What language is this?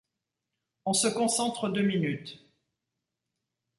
French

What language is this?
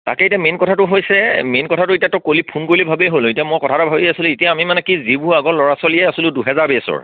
Assamese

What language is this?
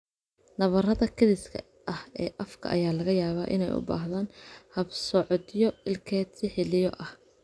Somali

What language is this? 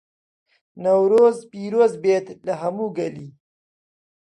Central Kurdish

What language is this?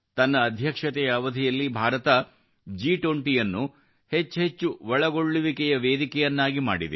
Kannada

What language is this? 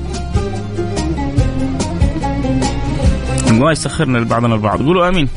Arabic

